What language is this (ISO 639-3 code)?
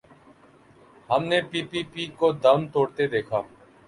urd